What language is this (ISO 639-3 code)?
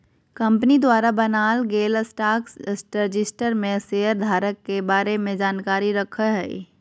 mag